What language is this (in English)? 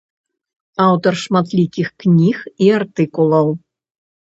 Belarusian